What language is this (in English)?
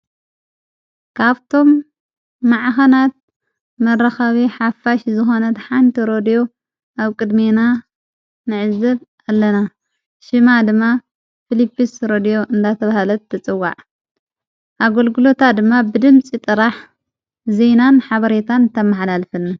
Tigrinya